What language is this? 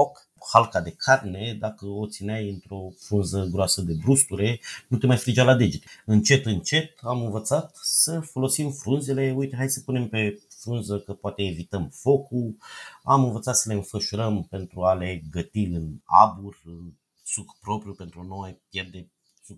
Romanian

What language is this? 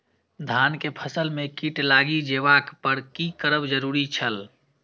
Maithili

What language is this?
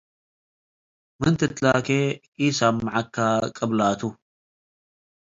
Tigre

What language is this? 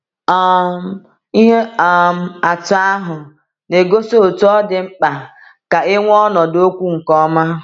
Igbo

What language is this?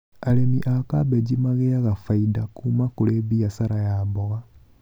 Kikuyu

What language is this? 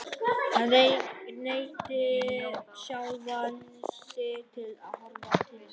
Icelandic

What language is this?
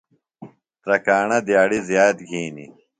Phalura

